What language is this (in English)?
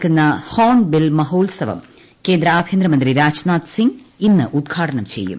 Malayalam